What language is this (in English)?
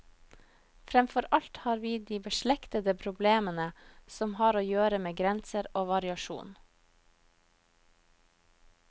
Norwegian